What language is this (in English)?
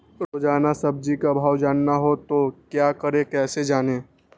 Magahi